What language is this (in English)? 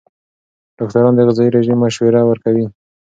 Pashto